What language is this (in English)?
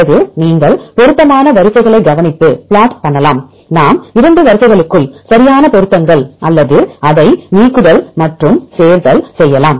Tamil